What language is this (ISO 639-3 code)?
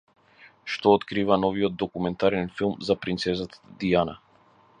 mkd